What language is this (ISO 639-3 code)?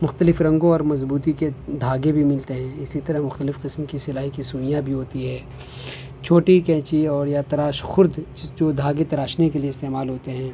urd